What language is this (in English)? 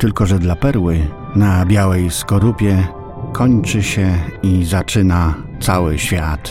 Polish